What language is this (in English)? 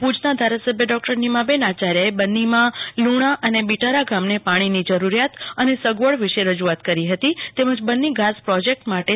Gujarati